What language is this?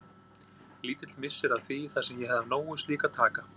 Icelandic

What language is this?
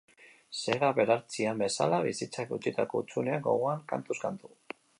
Basque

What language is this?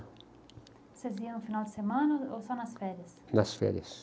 Portuguese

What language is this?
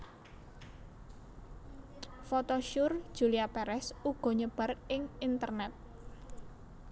Javanese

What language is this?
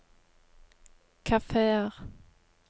Norwegian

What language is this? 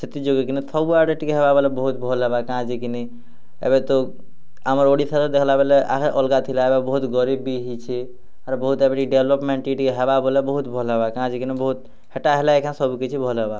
Odia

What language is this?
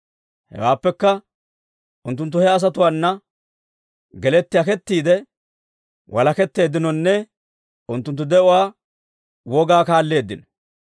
Dawro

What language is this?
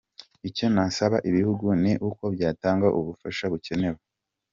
Kinyarwanda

